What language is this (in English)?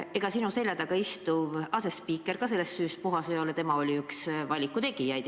Estonian